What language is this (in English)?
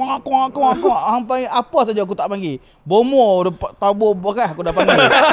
Malay